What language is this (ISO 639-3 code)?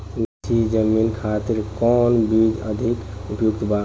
bho